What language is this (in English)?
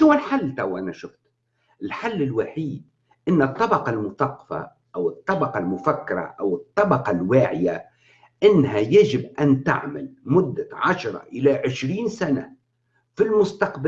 Arabic